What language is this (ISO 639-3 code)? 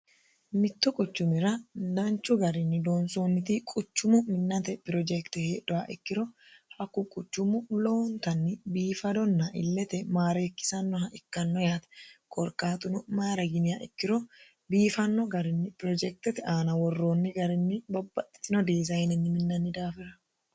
sid